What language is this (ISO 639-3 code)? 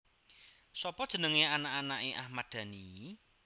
jav